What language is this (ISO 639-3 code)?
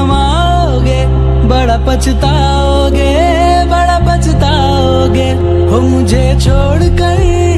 hin